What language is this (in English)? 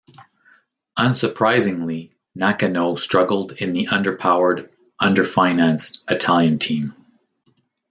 English